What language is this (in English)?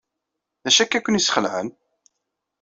Kabyle